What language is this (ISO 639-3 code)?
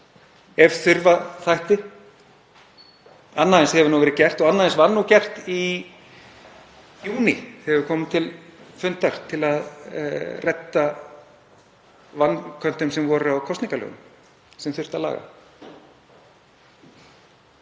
isl